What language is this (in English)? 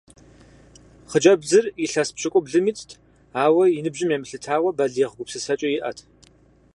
Kabardian